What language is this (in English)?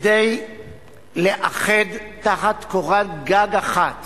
Hebrew